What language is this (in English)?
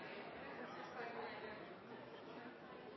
Norwegian Bokmål